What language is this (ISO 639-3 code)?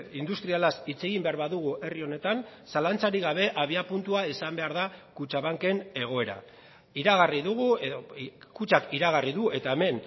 eus